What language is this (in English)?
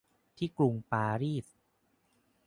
Thai